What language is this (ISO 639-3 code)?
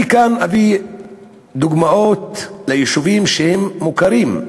heb